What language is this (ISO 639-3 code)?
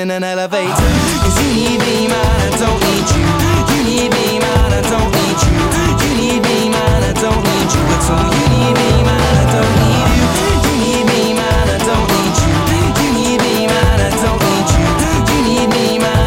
hun